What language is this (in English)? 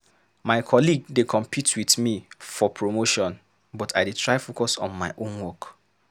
Nigerian Pidgin